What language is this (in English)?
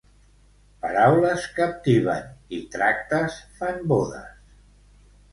Catalan